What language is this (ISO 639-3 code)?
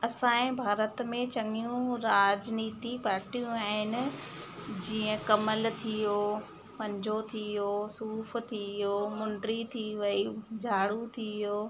snd